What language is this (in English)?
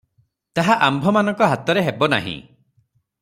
Odia